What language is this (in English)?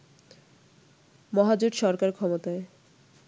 Bangla